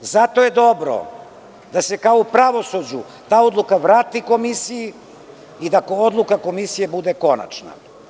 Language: Serbian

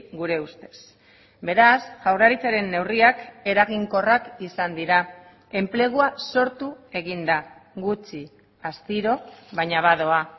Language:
Basque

